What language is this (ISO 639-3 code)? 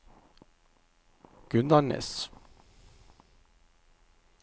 nor